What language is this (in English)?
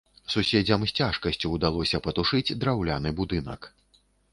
Belarusian